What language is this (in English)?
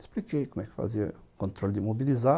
Portuguese